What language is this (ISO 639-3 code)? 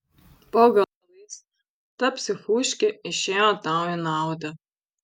lit